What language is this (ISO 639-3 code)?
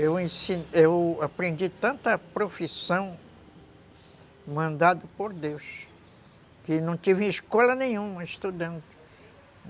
por